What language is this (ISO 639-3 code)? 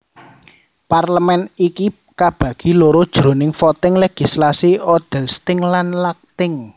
jav